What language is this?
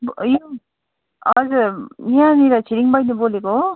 Nepali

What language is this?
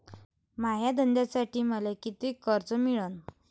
Marathi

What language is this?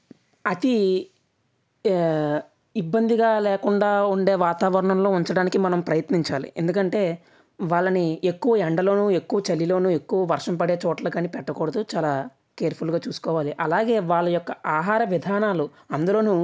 Telugu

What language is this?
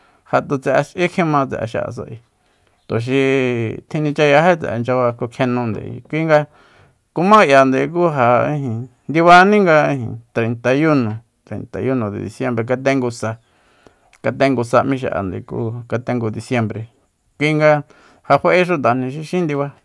Soyaltepec Mazatec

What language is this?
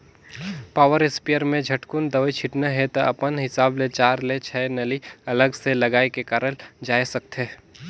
Chhattisgarhi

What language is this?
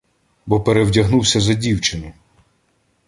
Ukrainian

